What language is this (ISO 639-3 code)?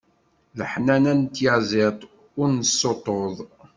kab